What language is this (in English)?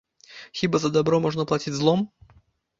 Belarusian